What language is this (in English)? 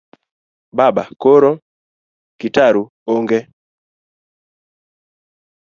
Luo (Kenya and Tanzania)